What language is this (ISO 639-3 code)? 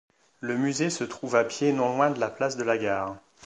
fra